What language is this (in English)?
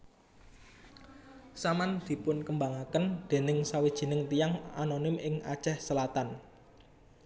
Javanese